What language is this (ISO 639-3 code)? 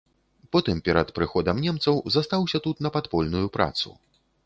bel